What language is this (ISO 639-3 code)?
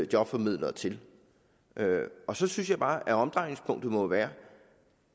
dan